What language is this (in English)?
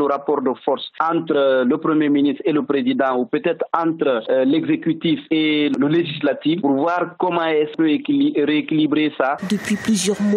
French